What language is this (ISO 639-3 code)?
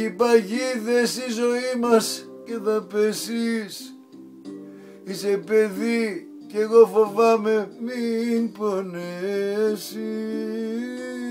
ell